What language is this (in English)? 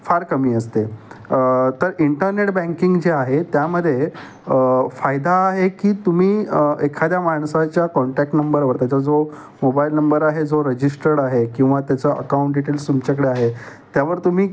Marathi